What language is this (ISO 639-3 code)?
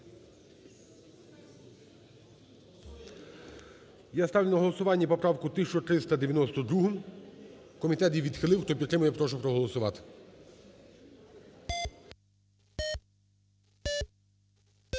ukr